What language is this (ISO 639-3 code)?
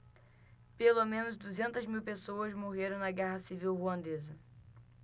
por